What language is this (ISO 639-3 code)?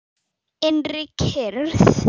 isl